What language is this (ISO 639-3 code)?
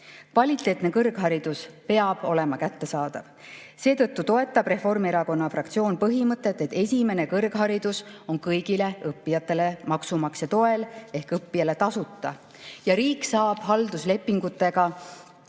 est